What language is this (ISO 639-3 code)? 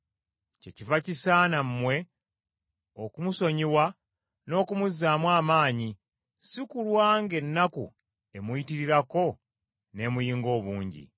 lug